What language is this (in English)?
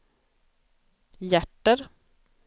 Swedish